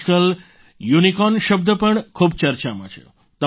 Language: Gujarati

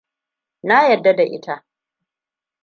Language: Hausa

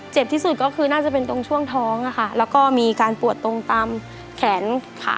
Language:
Thai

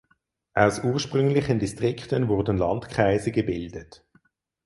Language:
German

